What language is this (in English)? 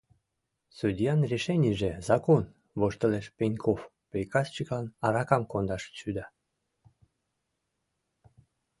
Mari